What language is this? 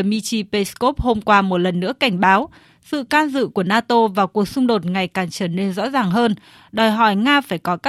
Vietnamese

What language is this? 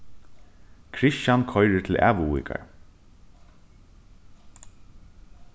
Faroese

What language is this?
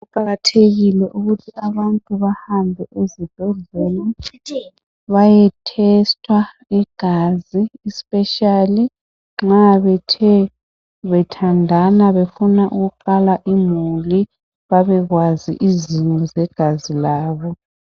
North Ndebele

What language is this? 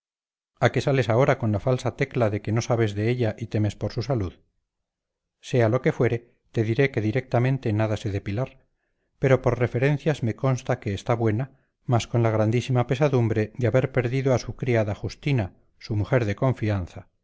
Spanish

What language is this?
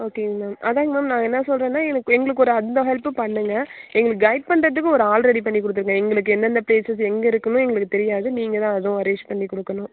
Tamil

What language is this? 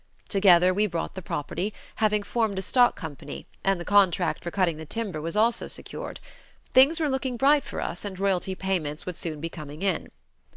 English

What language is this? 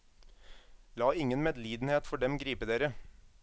Norwegian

